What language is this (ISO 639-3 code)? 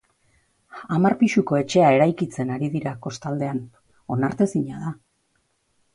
eus